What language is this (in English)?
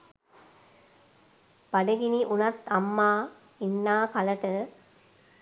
Sinhala